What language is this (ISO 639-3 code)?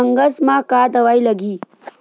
hne